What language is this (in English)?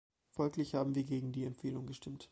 German